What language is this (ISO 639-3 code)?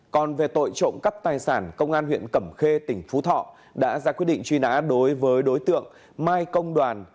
vie